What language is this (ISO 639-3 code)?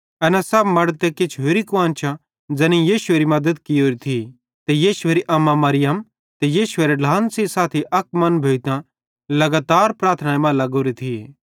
bhd